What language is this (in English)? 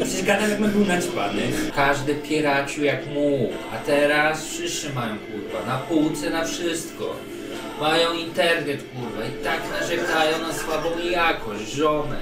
Polish